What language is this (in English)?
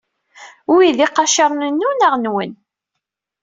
Kabyle